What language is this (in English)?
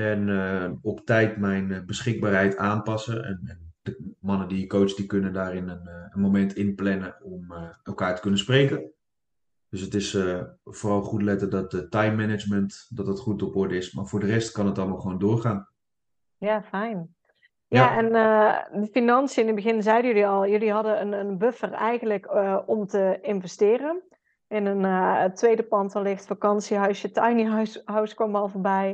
Dutch